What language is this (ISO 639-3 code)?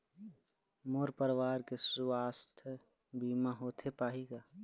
hne